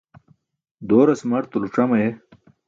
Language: Burushaski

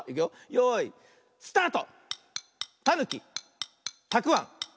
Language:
Japanese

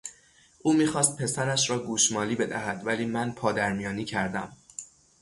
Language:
Persian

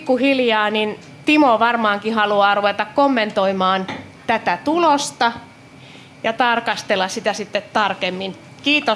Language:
Finnish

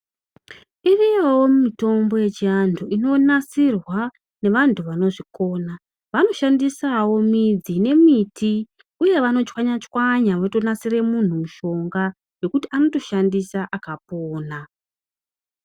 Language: Ndau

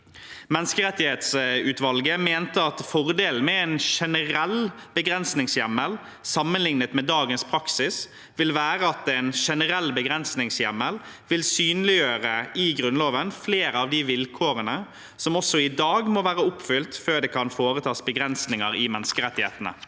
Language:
Norwegian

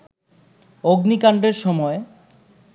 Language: Bangla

